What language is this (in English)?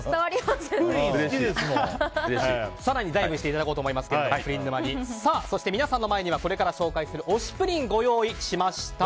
Japanese